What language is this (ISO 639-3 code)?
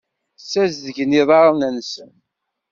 kab